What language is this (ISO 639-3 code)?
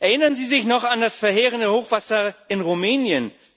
deu